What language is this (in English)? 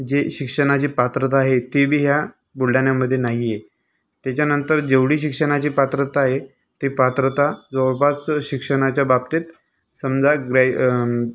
Marathi